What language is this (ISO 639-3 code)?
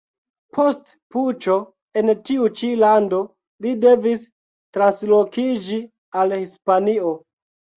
epo